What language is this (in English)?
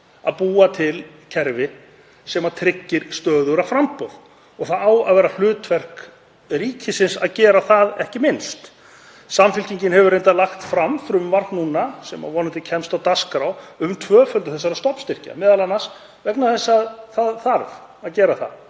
Icelandic